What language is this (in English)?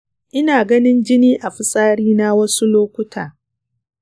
Hausa